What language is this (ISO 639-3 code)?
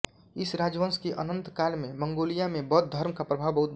hin